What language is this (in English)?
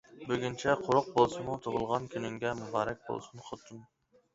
Uyghur